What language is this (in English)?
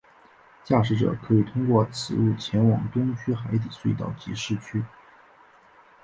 Chinese